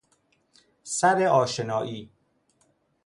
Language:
Persian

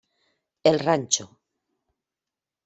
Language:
Spanish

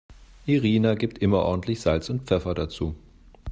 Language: German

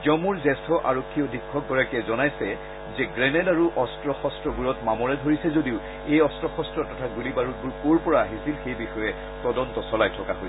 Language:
Assamese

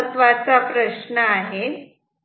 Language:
Marathi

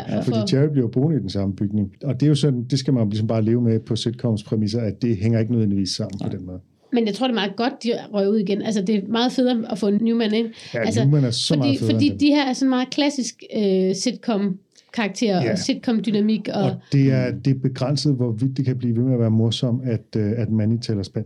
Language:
Danish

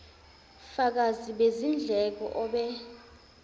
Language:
Zulu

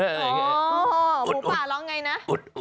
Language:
Thai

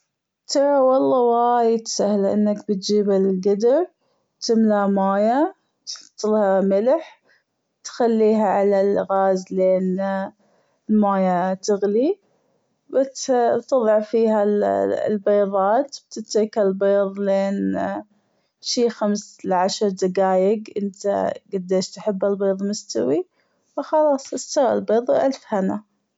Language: Gulf Arabic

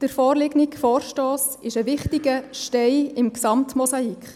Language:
Swiss German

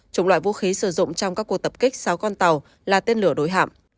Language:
Vietnamese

